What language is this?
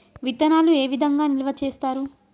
Telugu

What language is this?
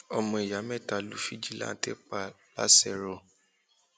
Yoruba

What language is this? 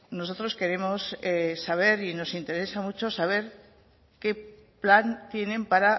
Spanish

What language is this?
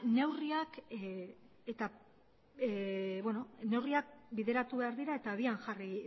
Basque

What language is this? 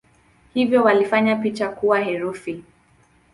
Swahili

